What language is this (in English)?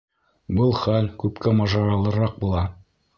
Bashkir